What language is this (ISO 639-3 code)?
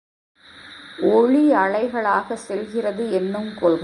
tam